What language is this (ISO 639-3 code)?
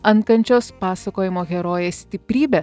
lit